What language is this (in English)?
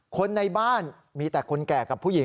Thai